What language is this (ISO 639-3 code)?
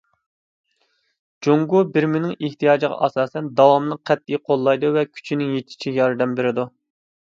uig